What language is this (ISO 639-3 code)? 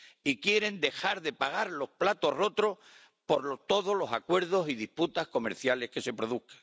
spa